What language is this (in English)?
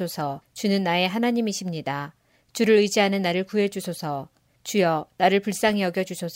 Korean